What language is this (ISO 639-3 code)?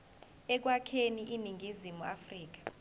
zul